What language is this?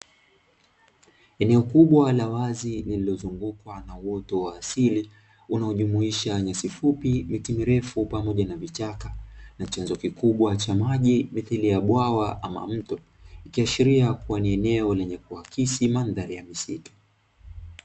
Swahili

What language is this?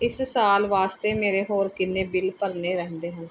Punjabi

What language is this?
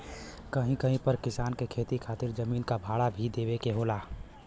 Bhojpuri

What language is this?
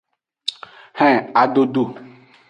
Aja (Benin)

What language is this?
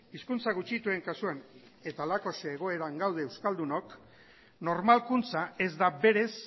Basque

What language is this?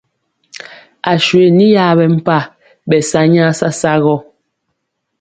Mpiemo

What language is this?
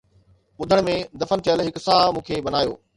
Sindhi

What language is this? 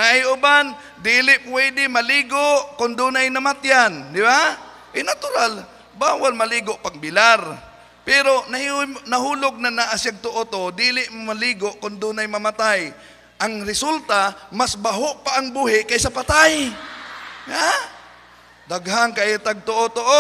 Filipino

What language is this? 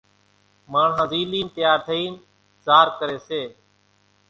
Kachi Koli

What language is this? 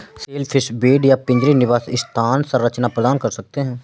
Hindi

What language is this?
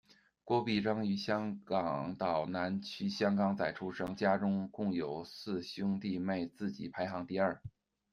Chinese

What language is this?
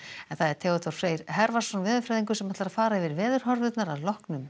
Icelandic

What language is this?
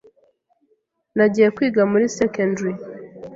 Kinyarwanda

